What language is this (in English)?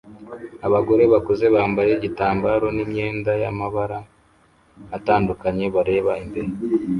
Kinyarwanda